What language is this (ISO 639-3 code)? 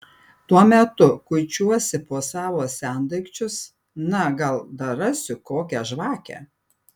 lit